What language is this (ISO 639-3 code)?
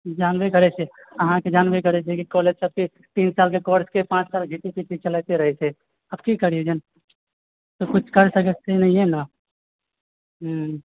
mai